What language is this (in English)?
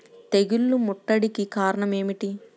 Telugu